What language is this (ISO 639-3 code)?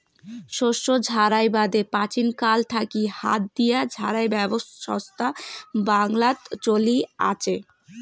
ben